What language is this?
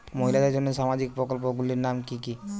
Bangla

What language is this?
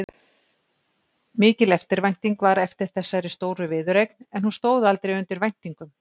Icelandic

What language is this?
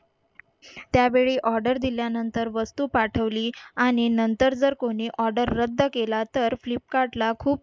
Marathi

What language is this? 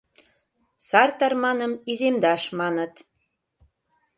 Mari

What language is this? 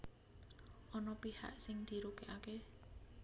Javanese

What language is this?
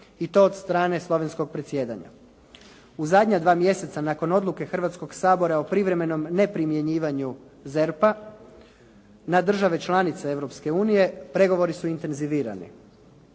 Croatian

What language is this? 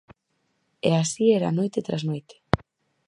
Galician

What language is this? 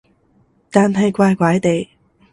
Cantonese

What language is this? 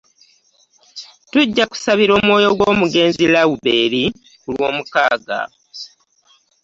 Ganda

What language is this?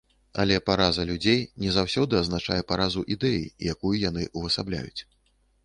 Belarusian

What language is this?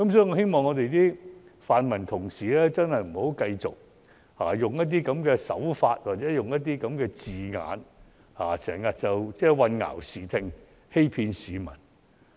Cantonese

